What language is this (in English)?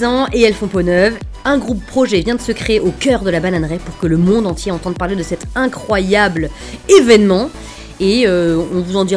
French